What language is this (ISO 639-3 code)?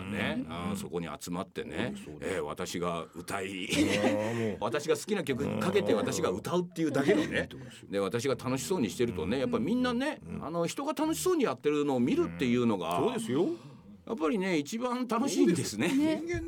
jpn